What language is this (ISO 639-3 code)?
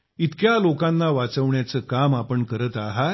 mar